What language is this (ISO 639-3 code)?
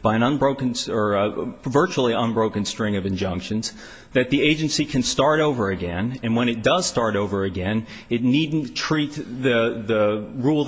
eng